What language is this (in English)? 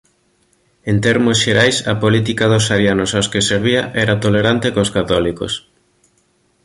Galician